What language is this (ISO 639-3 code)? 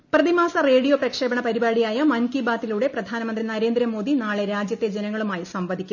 mal